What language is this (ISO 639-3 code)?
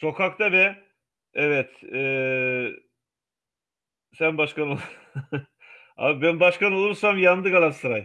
tur